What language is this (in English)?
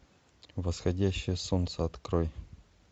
Russian